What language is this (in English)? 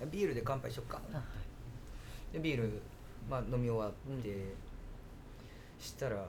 Japanese